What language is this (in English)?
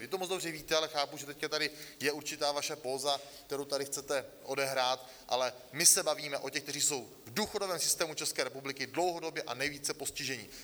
Czech